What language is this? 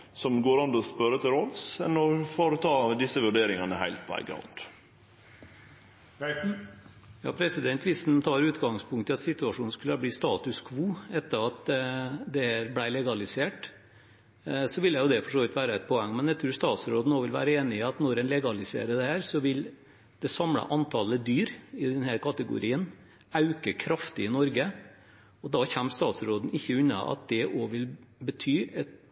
Norwegian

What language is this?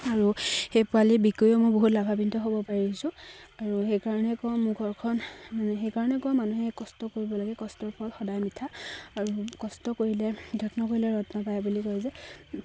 Assamese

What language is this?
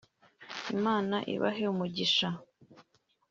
Kinyarwanda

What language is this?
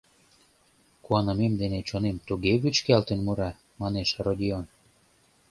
Mari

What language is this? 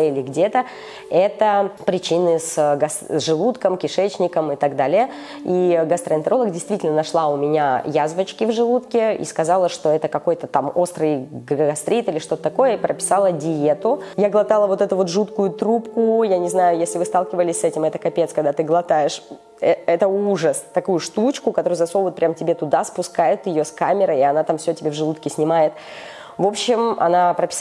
Russian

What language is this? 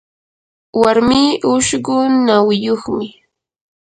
Yanahuanca Pasco Quechua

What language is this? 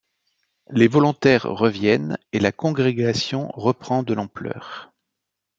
French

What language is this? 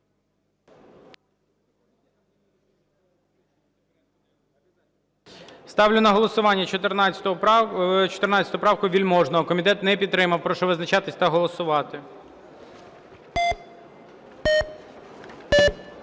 Ukrainian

